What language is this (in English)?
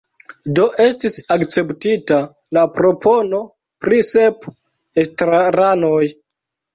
Esperanto